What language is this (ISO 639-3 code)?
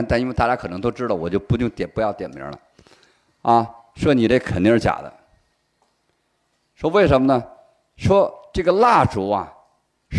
zho